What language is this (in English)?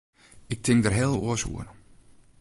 Western Frisian